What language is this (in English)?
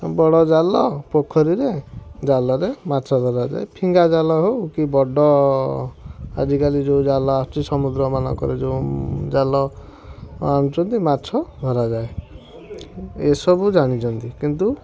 Odia